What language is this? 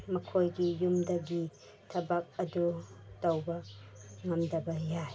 Manipuri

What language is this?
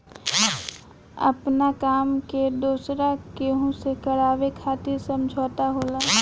Bhojpuri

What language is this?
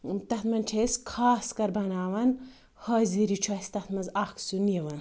Kashmiri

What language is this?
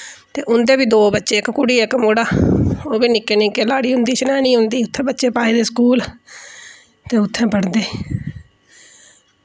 Dogri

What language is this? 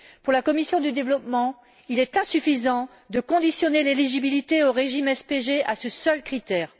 French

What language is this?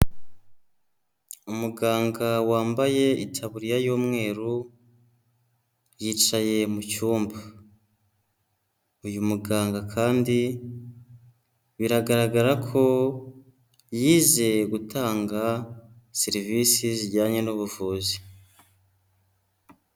Kinyarwanda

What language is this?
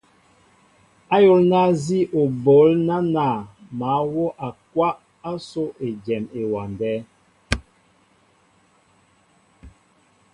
Mbo (Cameroon)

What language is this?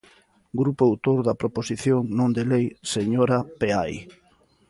Galician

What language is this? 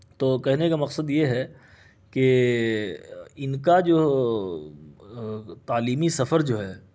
Urdu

